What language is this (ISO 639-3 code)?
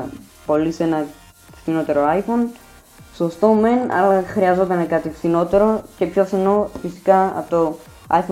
ell